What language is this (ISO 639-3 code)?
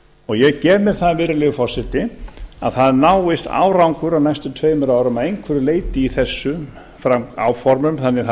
isl